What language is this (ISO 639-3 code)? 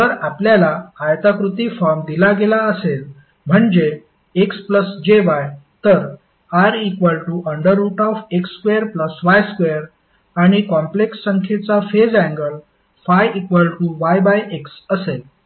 mar